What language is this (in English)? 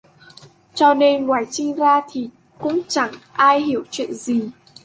Vietnamese